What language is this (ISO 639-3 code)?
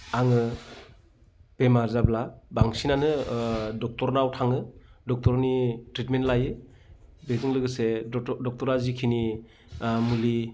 brx